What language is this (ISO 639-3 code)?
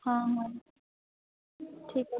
ori